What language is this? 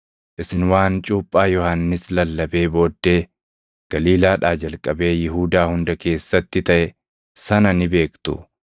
Oromo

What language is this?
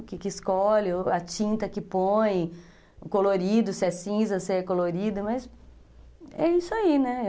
Portuguese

